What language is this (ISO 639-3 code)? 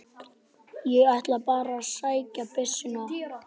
isl